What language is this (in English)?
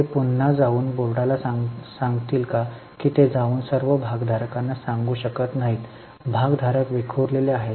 Marathi